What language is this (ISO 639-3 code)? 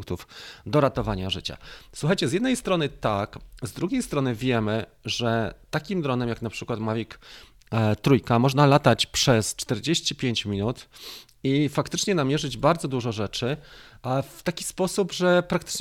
pol